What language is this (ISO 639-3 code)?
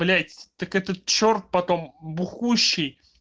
rus